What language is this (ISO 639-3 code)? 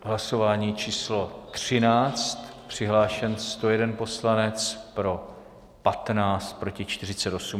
ces